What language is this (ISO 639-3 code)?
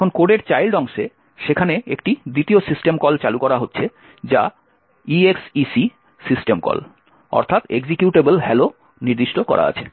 ben